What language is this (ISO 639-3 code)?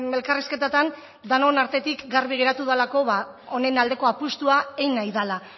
eus